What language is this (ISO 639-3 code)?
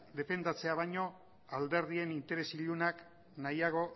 eus